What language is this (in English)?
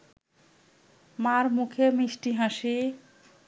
Bangla